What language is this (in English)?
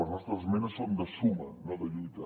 Catalan